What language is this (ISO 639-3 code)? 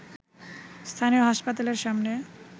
ben